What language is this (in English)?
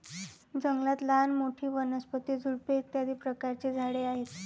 Marathi